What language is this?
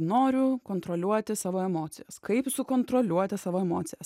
Lithuanian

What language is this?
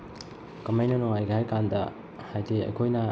Manipuri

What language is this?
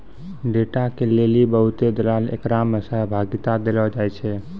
Maithili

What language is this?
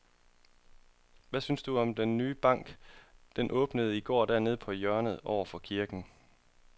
Danish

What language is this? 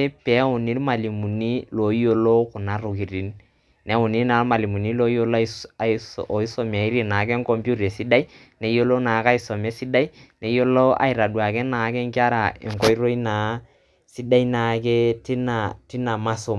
Masai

